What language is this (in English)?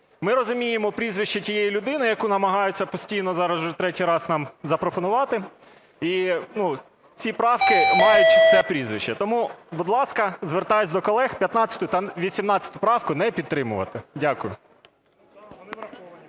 Ukrainian